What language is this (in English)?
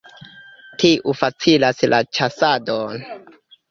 Esperanto